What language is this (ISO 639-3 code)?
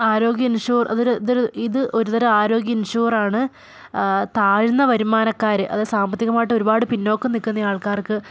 mal